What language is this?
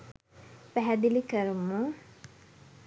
Sinhala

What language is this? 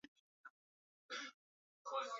Swahili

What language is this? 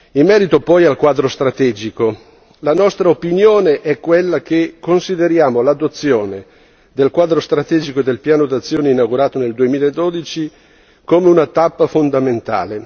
Italian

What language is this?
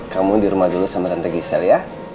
Indonesian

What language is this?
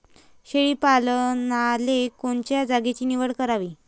Marathi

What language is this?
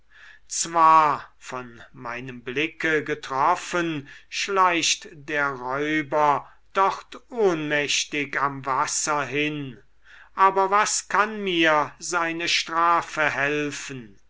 German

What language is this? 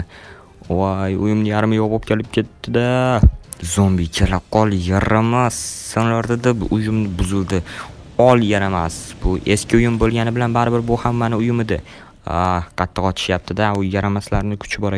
Turkish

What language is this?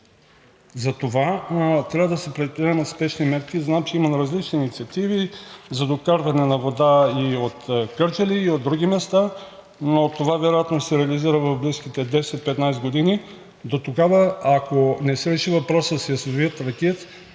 Bulgarian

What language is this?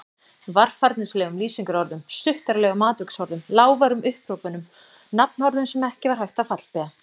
Icelandic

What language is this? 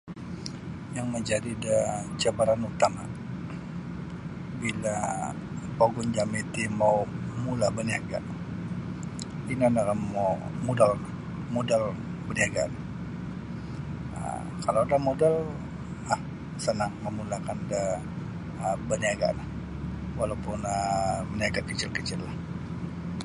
Sabah Bisaya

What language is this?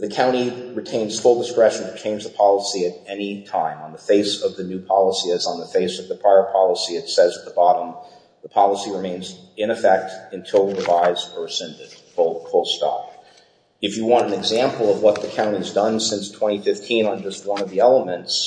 English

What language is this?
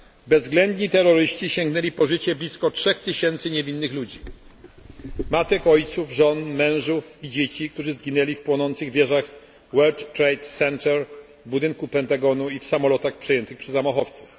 Polish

